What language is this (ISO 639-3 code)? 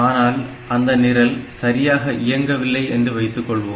tam